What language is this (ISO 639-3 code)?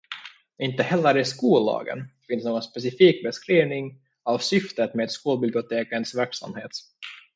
swe